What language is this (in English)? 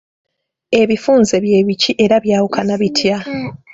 Ganda